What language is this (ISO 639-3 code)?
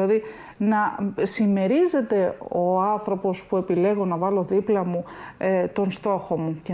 ell